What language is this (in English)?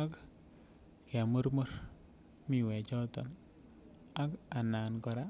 Kalenjin